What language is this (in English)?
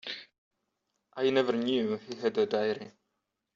English